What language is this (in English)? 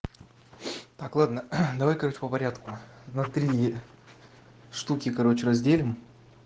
Russian